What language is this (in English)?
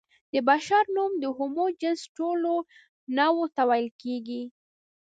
Pashto